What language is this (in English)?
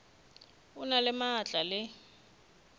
Northern Sotho